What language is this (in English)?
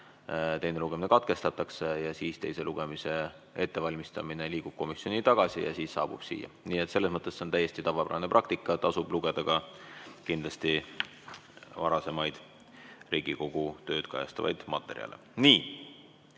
Estonian